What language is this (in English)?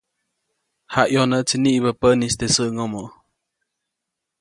Copainalá Zoque